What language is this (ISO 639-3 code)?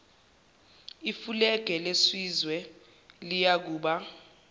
zul